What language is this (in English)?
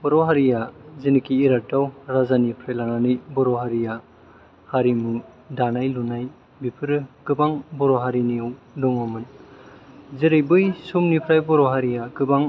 Bodo